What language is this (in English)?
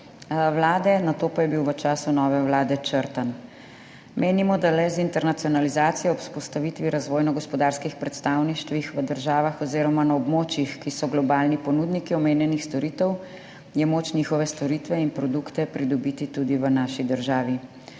Slovenian